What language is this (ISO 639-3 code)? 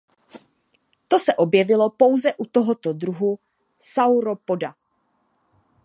ces